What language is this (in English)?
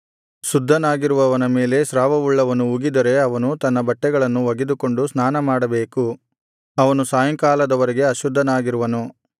Kannada